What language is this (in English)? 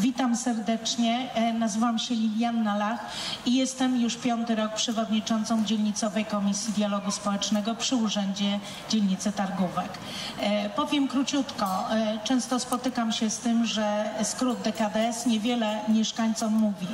Polish